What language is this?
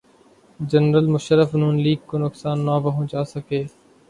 Urdu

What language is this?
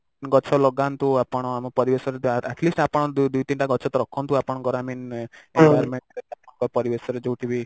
Odia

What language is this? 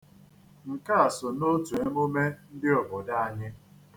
Igbo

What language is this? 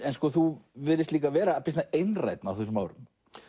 Icelandic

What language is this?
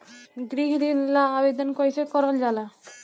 Bhojpuri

